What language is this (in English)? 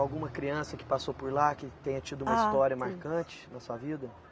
Portuguese